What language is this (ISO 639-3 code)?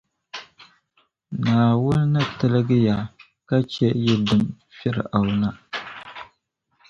dag